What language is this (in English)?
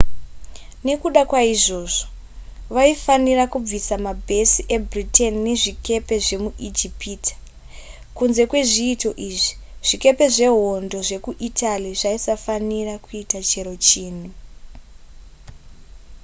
Shona